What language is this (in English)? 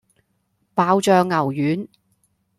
Cantonese